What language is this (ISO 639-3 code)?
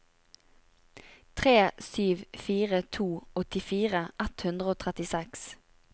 nor